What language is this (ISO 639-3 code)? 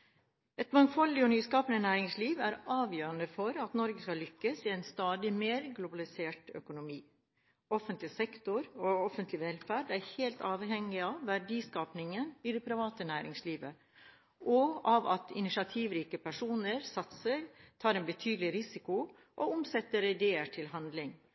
nob